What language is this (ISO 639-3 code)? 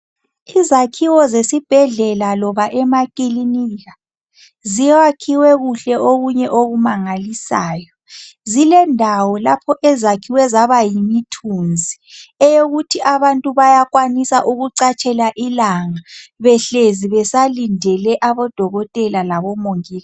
nde